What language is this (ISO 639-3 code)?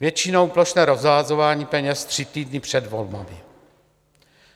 ces